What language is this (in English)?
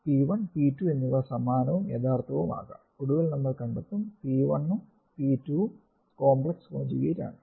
Malayalam